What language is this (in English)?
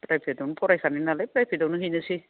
Bodo